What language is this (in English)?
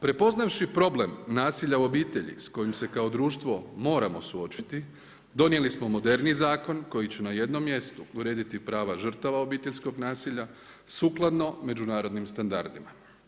Croatian